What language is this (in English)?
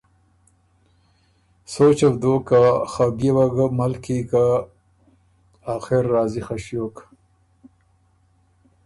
Ormuri